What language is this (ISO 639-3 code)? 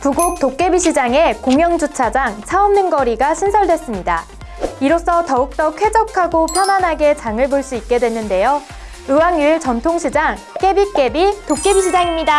kor